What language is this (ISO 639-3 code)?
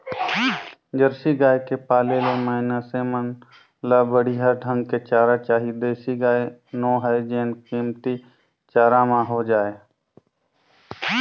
hne